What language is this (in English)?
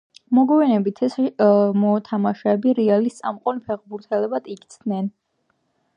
Georgian